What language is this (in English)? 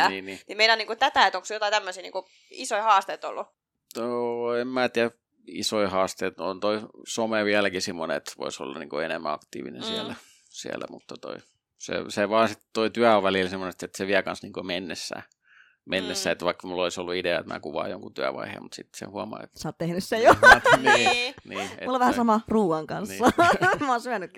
Finnish